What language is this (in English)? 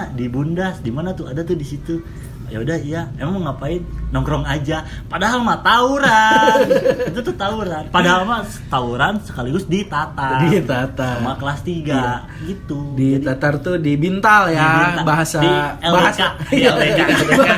Indonesian